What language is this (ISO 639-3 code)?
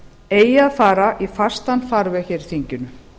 isl